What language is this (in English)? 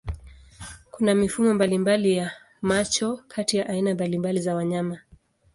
Swahili